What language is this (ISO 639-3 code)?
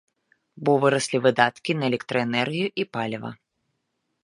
bel